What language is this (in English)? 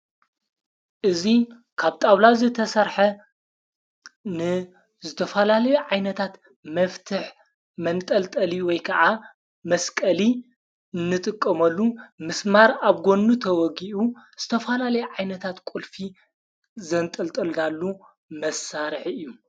Tigrinya